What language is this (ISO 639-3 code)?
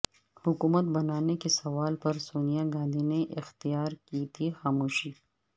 urd